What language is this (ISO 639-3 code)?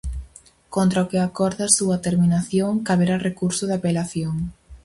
glg